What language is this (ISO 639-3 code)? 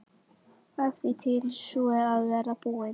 isl